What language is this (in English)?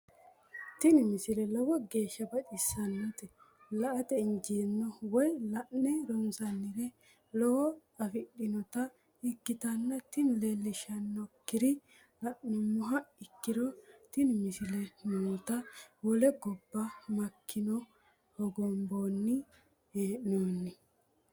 Sidamo